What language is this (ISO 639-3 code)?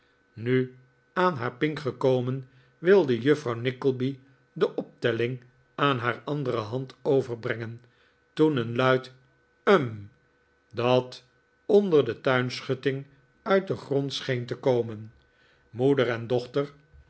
nld